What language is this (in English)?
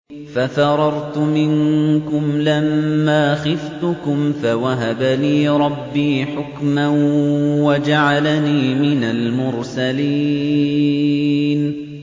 Arabic